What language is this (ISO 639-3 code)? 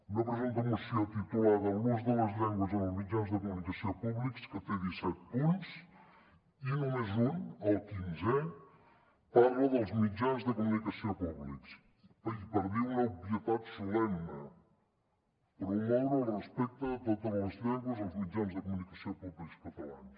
cat